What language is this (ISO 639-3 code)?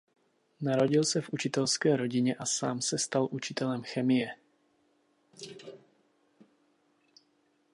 ces